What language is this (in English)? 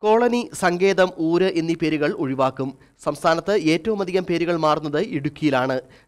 Malayalam